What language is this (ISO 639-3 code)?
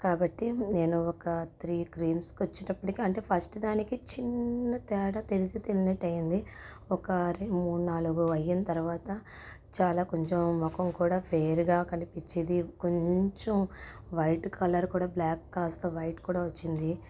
tel